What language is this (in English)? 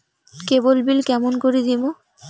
Bangla